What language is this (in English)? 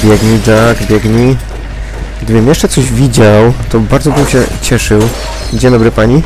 Polish